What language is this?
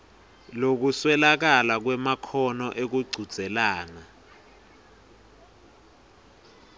Swati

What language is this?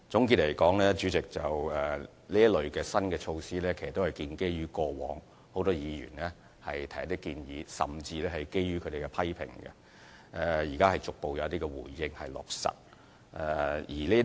Cantonese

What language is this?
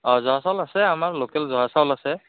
Assamese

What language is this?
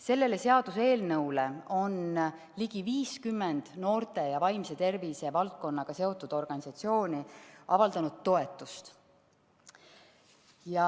Estonian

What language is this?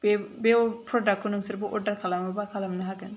Bodo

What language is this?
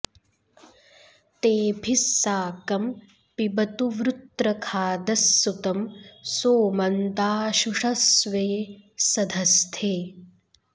Sanskrit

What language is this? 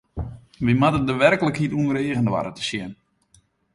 Western Frisian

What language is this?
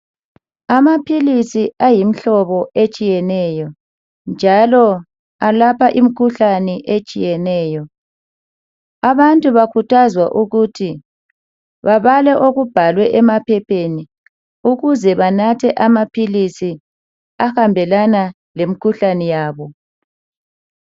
North Ndebele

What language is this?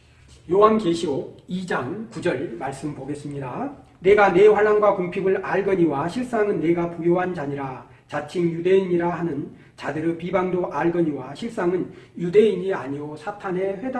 Korean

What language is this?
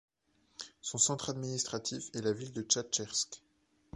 French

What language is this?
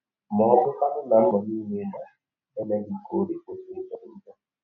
Igbo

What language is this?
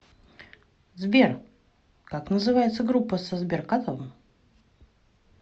Russian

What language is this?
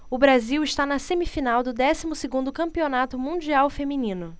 Portuguese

